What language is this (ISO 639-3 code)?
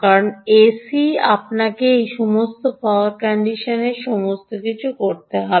ben